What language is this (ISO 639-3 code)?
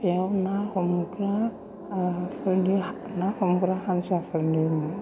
brx